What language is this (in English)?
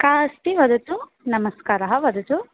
Sanskrit